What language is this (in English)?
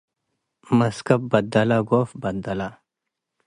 Tigre